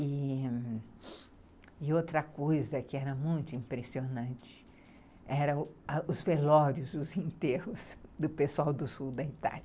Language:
Portuguese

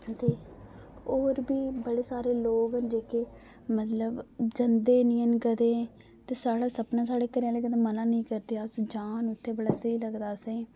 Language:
Dogri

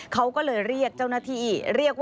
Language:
Thai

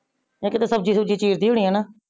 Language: Punjabi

